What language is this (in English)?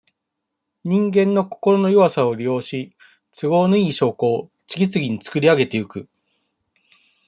Japanese